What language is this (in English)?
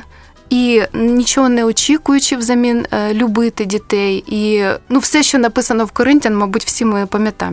Ukrainian